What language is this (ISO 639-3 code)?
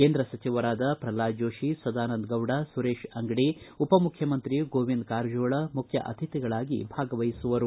kan